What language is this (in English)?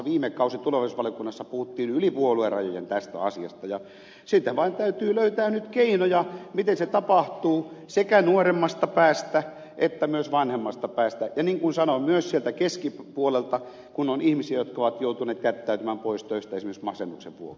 Finnish